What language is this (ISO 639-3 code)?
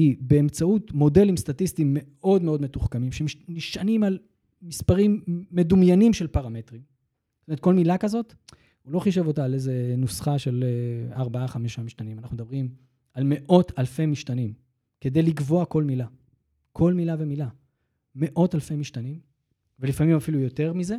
heb